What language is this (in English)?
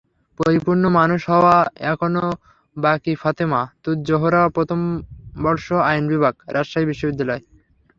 Bangla